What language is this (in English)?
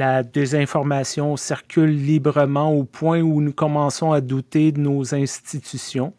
French